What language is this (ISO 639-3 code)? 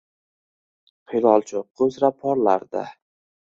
uzb